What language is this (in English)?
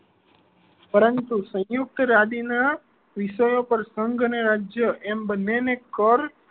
Gujarati